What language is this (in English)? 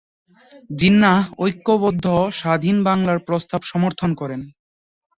Bangla